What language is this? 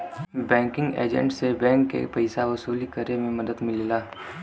Bhojpuri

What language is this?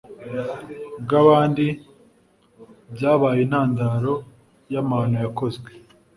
Kinyarwanda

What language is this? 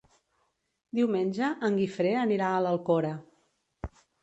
Catalan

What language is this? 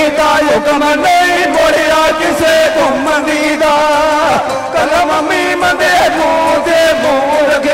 Punjabi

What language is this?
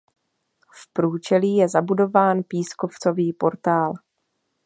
Czech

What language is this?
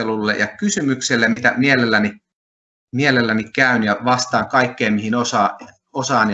Finnish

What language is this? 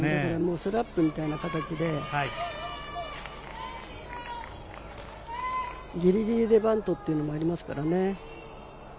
Japanese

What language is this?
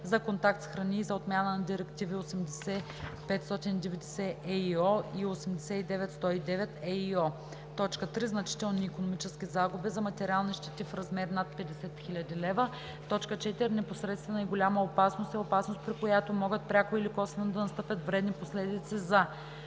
Bulgarian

